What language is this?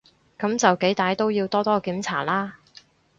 Cantonese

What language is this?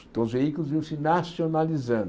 Portuguese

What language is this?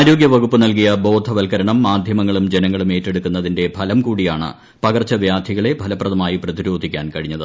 Malayalam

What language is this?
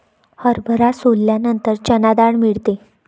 Marathi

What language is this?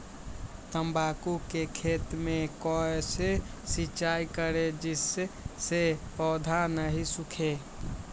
Magahi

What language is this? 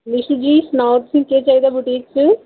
Dogri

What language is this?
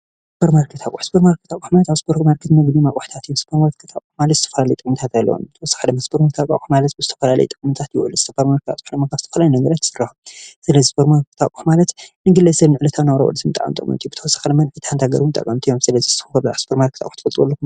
Tigrinya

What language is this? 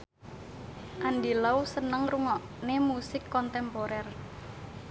Javanese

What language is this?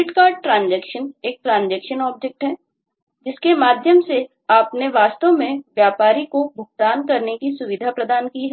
Hindi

